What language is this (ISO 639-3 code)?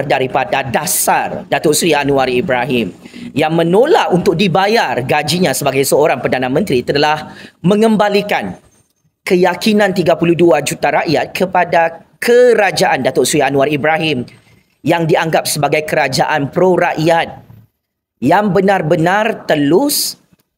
msa